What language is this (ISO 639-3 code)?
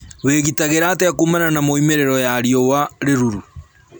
kik